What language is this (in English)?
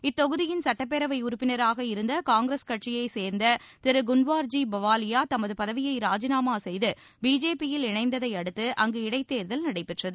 Tamil